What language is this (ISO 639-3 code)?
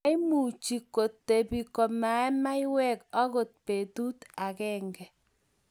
kln